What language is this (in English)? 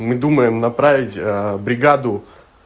Russian